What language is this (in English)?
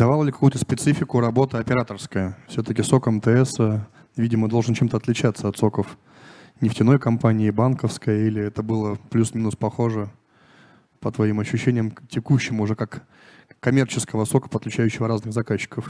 Russian